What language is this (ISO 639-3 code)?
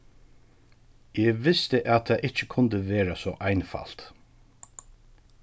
fao